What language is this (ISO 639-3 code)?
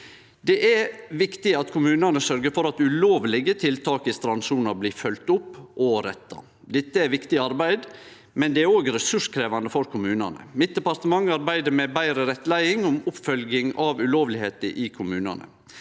nor